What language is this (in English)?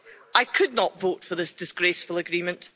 English